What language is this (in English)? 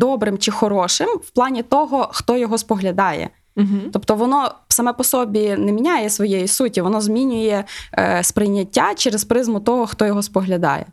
Ukrainian